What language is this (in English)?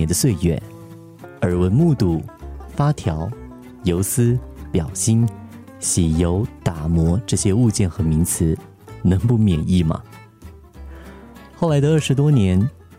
Chinese